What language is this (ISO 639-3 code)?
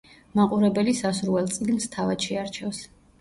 kat